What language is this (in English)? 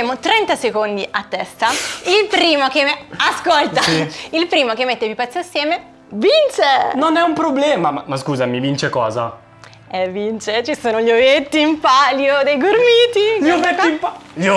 Italian